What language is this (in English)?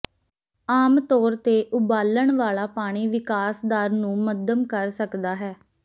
Punjabi